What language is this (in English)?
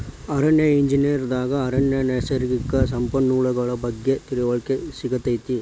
Kannada